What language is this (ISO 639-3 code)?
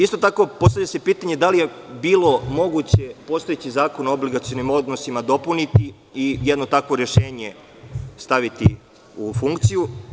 srp